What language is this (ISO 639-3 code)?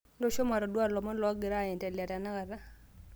mas